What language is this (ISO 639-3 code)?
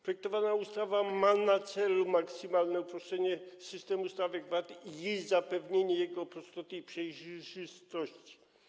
pol